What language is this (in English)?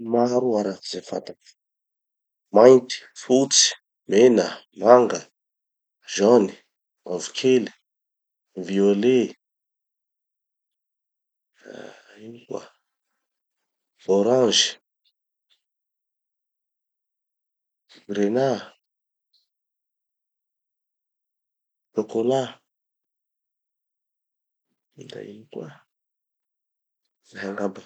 Tanosy Malagasy